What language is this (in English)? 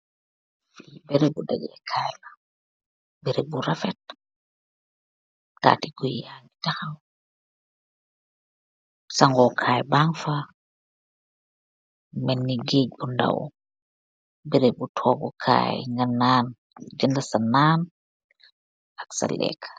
Wolof